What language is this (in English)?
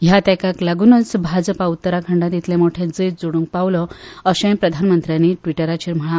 Konkani